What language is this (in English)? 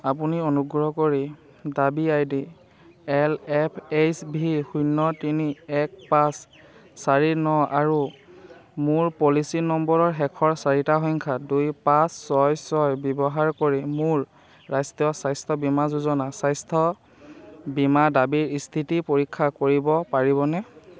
Assamese